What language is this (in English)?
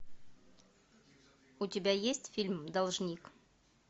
Russian